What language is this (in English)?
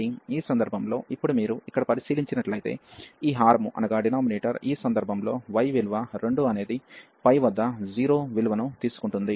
Telugu